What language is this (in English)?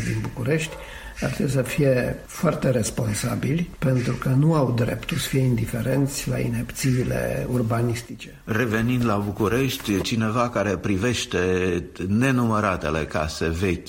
Romanian